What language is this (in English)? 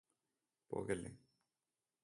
Malayalam